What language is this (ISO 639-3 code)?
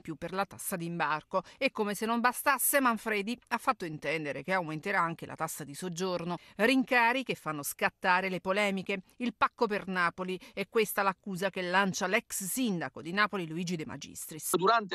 ita